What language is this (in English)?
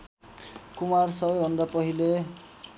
Nepali